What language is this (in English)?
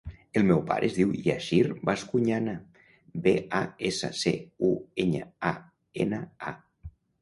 Catalan